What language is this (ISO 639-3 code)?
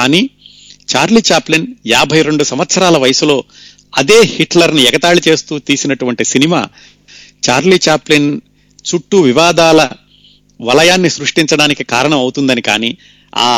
tel